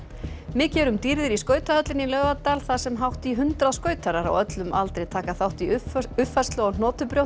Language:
Icelandic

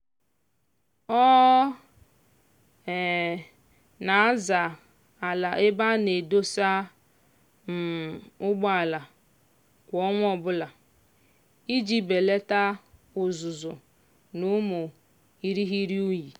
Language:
Igbo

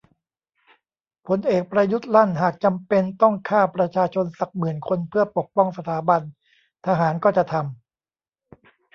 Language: Thai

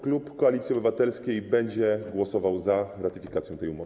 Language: Polish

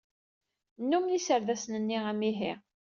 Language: Kabyle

